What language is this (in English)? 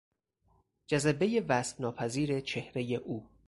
Persian